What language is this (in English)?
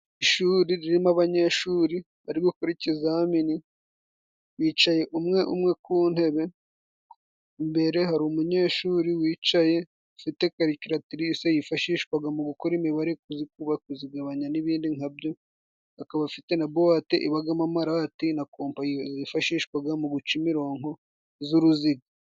Kinyarwanda